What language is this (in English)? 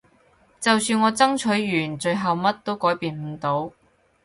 Cantonese